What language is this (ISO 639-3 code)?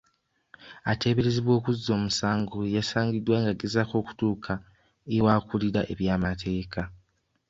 lug